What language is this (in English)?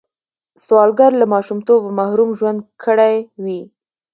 Pashto